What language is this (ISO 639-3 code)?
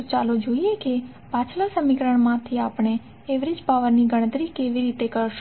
guj